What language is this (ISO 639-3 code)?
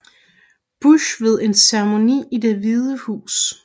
dan